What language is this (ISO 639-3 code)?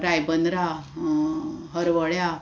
kok